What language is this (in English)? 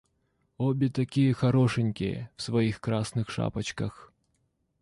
Russian